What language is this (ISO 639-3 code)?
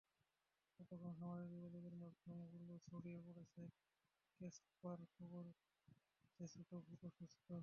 ben